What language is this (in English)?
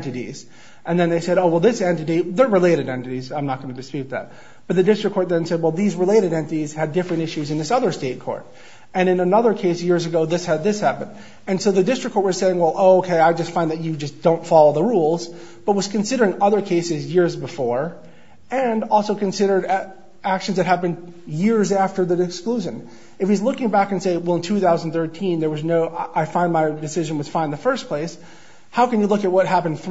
English